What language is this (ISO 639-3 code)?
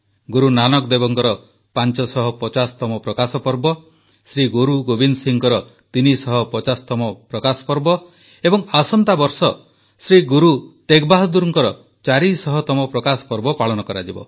ori